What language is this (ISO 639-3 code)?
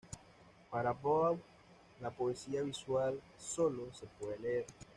spa